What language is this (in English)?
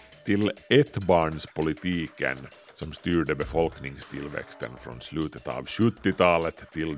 Swedish